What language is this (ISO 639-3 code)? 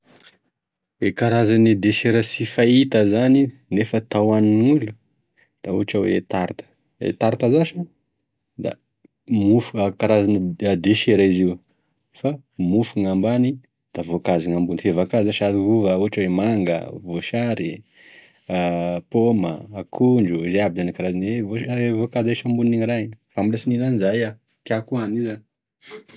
tkg